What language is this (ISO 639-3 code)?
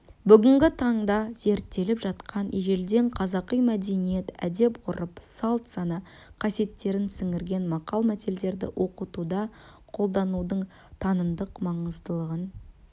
kaz